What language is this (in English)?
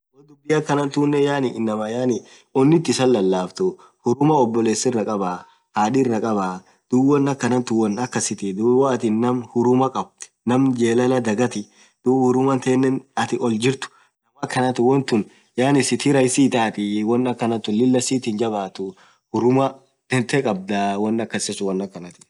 Orma